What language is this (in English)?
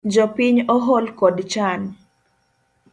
Luo (Kenya and Tanzania)